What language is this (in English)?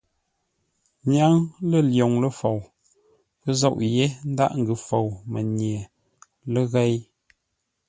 Ngombale